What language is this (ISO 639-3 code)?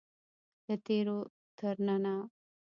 pus